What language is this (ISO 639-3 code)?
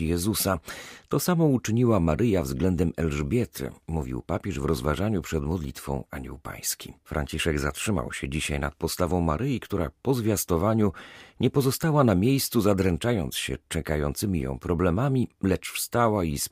pol